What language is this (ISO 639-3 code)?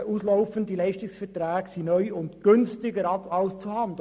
gsw